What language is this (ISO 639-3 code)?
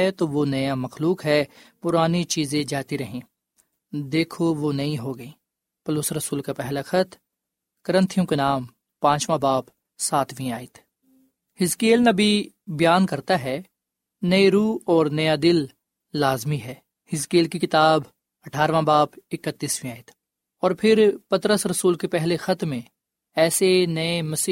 urd